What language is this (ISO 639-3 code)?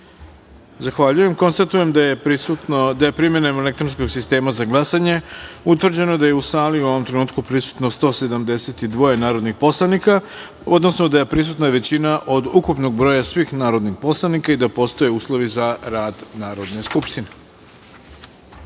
srp